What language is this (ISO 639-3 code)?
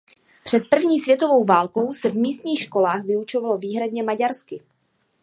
ces